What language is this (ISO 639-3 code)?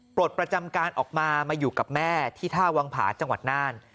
tha